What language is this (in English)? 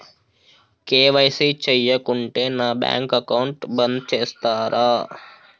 Telugu